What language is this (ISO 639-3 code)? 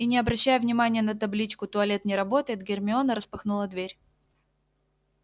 rus